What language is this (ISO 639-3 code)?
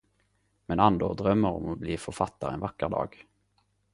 nno